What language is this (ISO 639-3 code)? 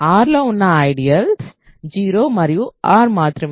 tel